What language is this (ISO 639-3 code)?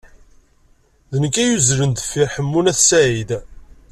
kab